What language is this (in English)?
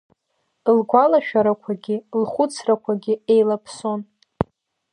Abkhazian